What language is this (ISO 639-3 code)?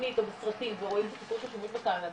heb